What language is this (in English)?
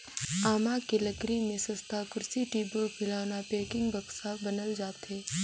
Chhattisgarhi